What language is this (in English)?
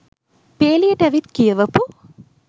Sinhala